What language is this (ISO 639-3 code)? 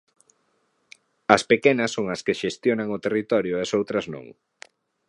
glg